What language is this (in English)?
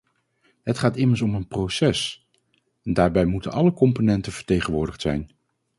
Dutch